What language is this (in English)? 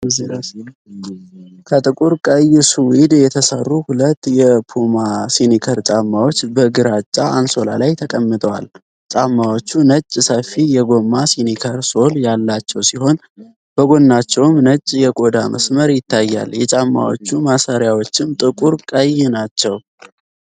Amharic